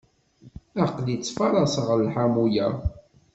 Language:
Kabyle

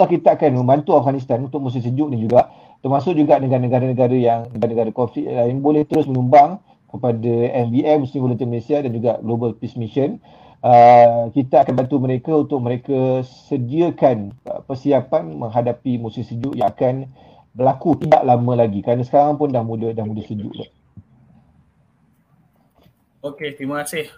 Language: Malay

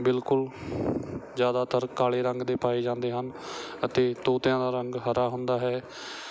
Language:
Punjabi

